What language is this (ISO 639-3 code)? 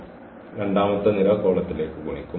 mal